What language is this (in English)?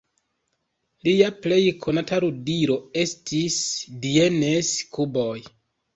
Esperanto